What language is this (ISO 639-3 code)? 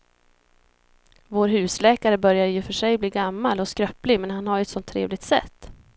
swe